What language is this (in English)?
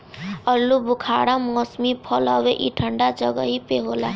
Bhojpuri